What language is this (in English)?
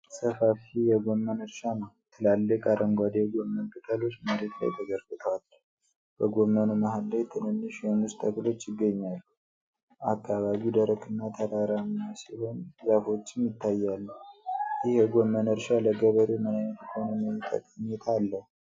Amharic